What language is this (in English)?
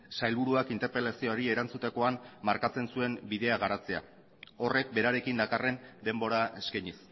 Basque